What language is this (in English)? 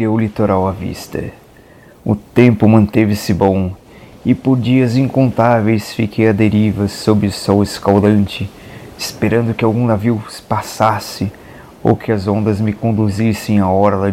Portuguese